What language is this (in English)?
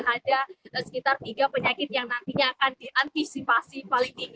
Indonesian